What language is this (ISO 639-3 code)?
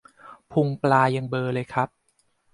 tha